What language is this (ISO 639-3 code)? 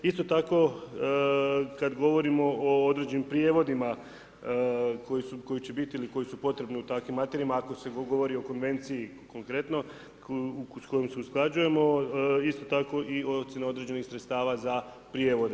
hrv